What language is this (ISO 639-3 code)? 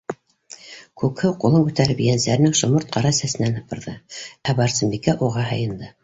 bak